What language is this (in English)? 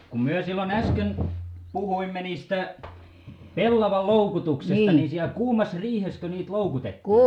Finnish